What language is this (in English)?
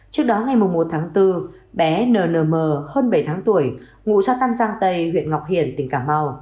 Vietnamese